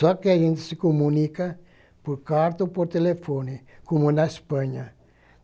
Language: Portuguese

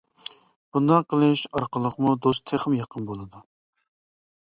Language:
Uyghur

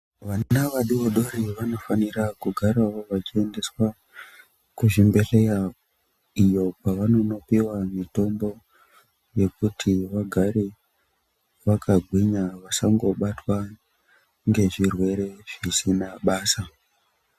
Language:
Ndau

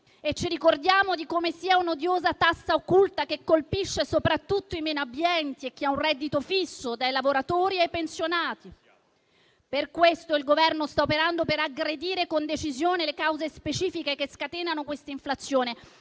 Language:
Italian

